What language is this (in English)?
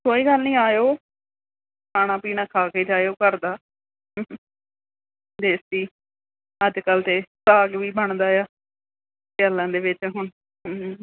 Punjabi